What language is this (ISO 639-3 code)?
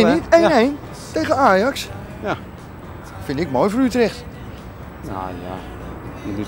nld